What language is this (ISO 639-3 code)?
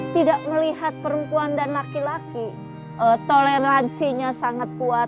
ind